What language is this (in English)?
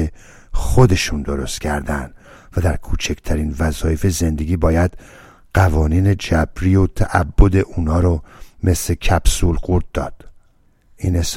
Persian